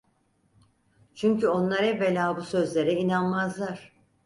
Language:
Turkish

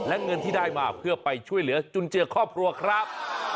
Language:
Thai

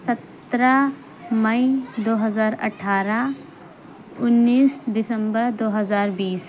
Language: Urdu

